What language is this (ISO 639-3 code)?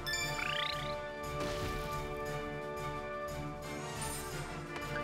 jpn